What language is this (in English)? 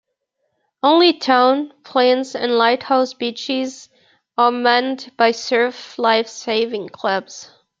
English